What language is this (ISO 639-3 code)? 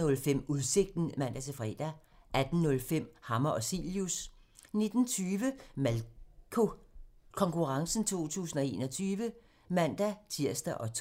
dan